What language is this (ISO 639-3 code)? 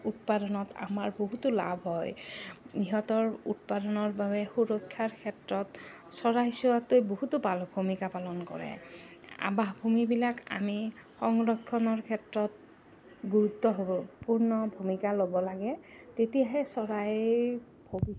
asm